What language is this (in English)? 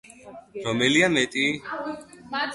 Georgian